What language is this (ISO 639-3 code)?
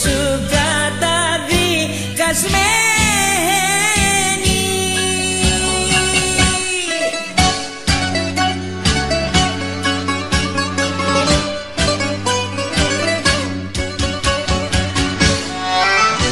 ind